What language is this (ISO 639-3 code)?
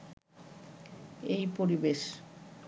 ben